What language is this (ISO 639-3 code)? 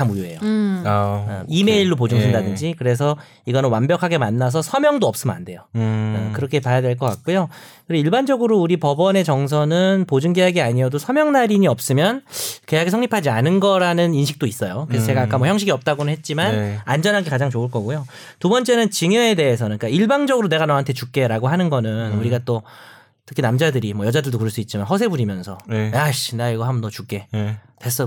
kor